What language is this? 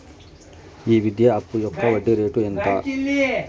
Telugu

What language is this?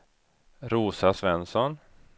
Swedish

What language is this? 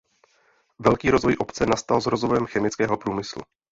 Czech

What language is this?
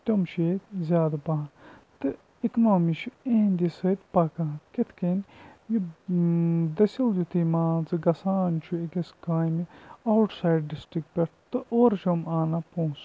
Kashmiri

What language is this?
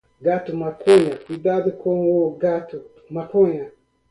Portuguese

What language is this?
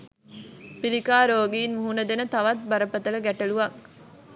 Sinhala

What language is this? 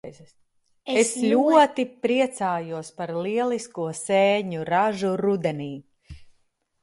Latvian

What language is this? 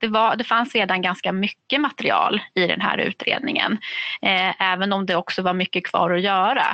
Swedish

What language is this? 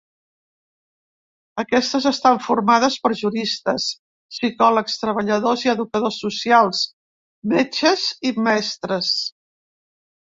Catalan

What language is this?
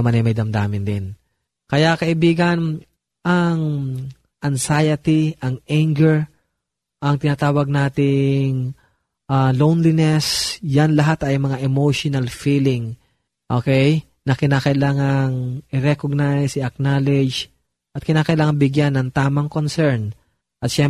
Filipino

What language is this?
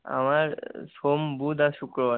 Bangla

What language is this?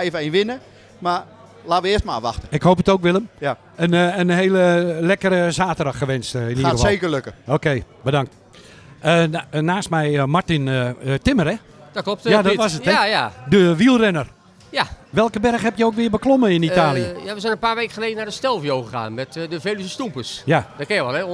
Dutch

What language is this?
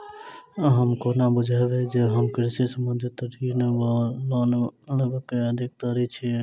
Maithili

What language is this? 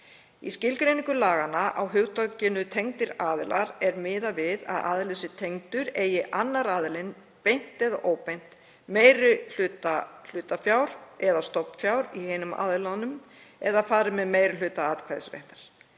Icelandic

